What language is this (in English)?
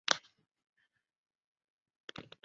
Chinese